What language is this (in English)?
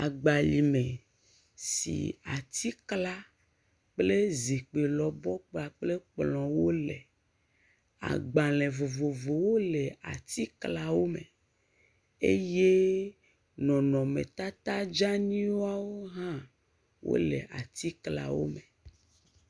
Ewe